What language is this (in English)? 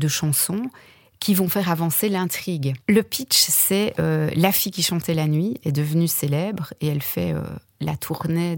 French